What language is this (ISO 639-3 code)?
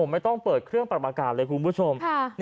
tha